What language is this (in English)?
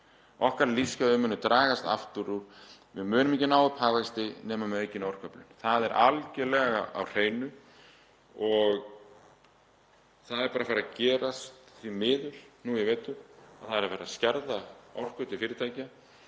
Icelandic